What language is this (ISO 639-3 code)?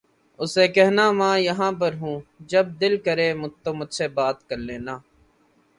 urd